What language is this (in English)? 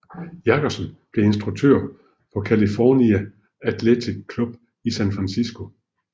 Danish